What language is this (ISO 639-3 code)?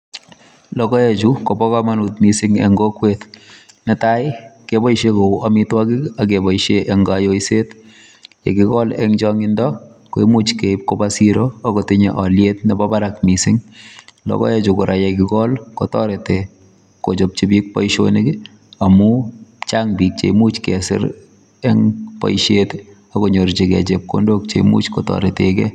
kln